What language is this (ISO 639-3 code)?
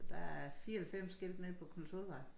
dan